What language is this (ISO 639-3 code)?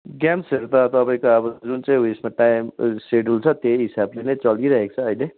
nep